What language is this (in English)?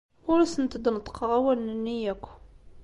Kabyle